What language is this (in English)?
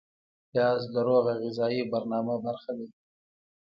Pashto